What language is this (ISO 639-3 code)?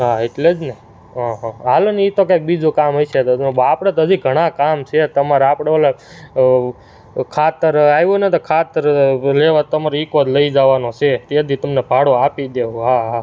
guj